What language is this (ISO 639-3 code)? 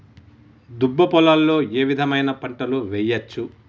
tel